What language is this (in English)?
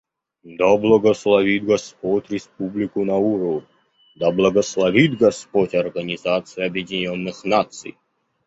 Russian